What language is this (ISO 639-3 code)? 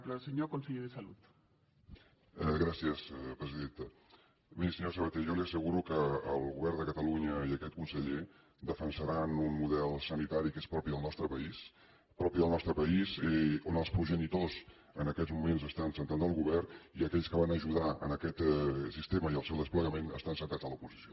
cat